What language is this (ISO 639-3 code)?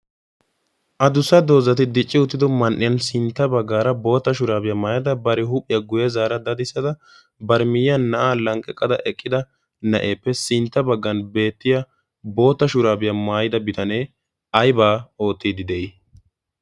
wal